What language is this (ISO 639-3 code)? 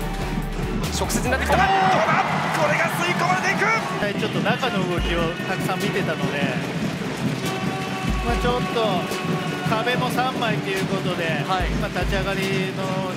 jpn